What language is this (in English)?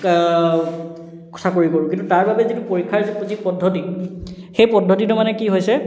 Assamese